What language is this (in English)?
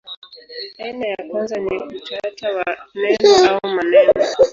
Swahili